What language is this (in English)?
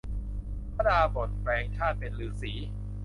Thai